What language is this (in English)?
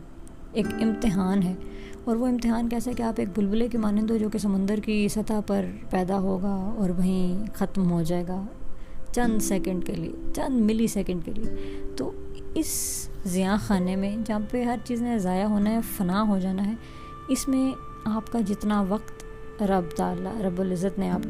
Urdu